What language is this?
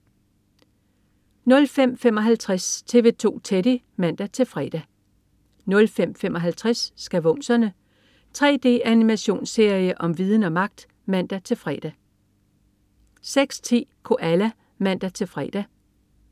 Danish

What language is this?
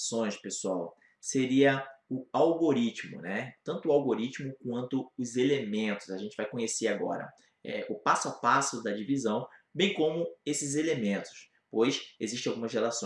Portuguese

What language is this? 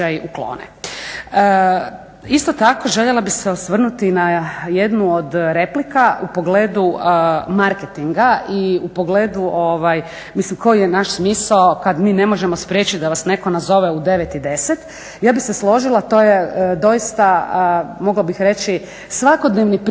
Croatian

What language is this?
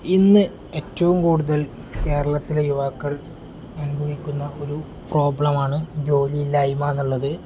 Malayalam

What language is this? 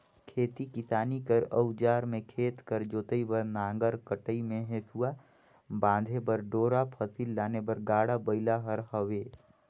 Chhattisgarhi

